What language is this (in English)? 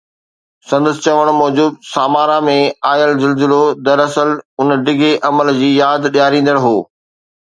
Sindhi